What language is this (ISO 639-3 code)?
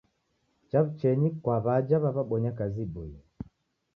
dav